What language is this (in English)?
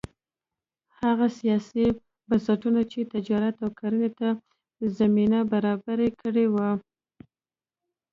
Pashto